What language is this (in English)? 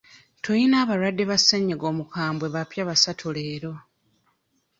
Ganda